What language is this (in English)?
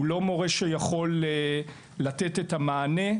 Hebrew